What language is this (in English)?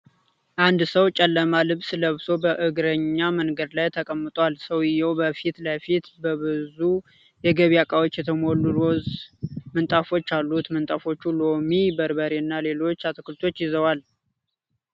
Amharic